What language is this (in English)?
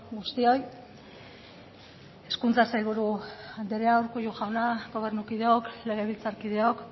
Basque